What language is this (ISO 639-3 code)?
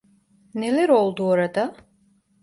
tur